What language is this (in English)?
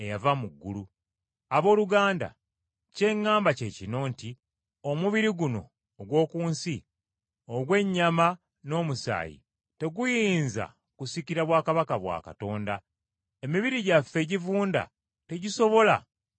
Ganda